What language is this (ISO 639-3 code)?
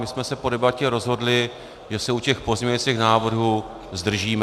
ces